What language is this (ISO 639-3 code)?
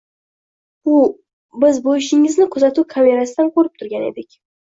uzb